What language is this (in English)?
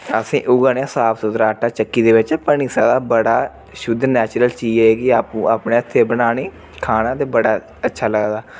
Dogri